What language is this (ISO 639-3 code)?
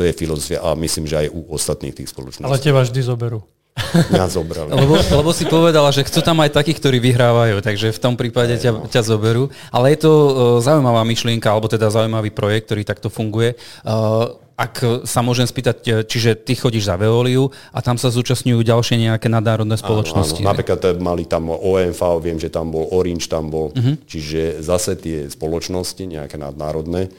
slk